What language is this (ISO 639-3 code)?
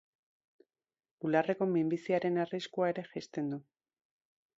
eus